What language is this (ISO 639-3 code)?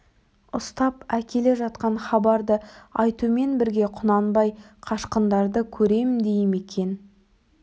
kaz